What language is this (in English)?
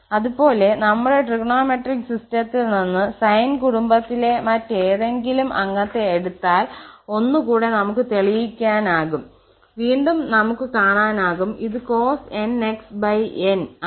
Malayalam